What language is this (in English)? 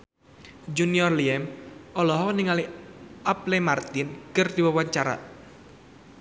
Sundanese